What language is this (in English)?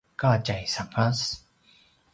Paiwan